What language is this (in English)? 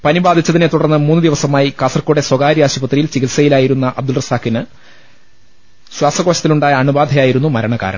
Malayalam